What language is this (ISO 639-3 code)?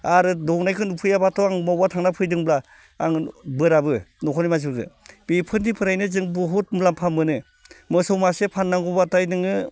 brx